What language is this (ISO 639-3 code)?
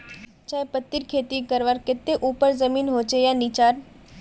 mag